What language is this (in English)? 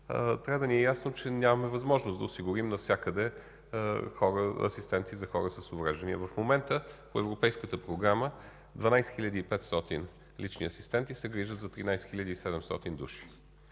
Bulgarian